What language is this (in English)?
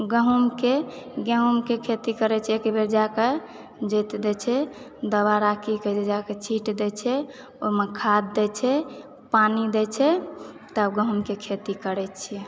Maithili